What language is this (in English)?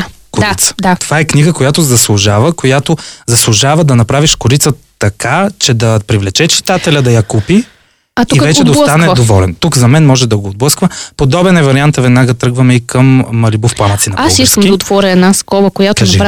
Bulgarian